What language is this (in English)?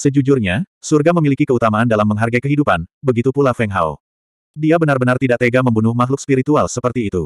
Indonesian